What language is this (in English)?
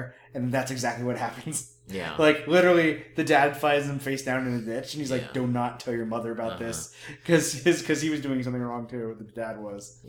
English